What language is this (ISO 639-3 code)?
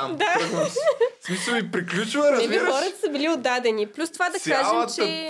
bul